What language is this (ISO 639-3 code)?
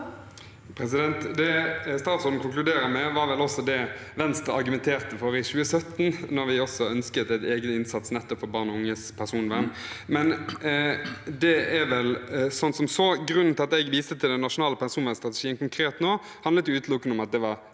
nor